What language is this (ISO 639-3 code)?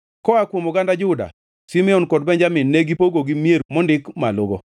luo